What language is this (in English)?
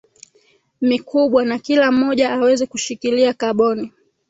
Swahili